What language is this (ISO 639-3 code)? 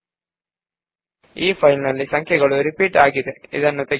kan